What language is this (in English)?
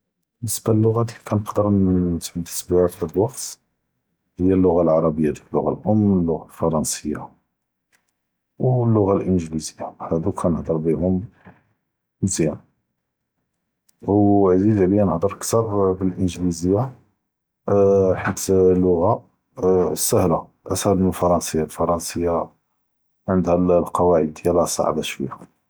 Judeo-Arabic